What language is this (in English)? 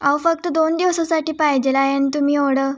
Marathi